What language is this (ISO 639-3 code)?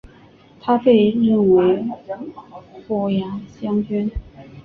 zho